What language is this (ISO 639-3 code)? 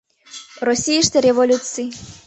chm